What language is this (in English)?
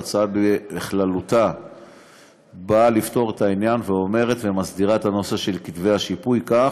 Hebrew